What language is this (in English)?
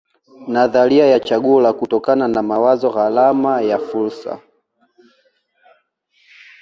Swahili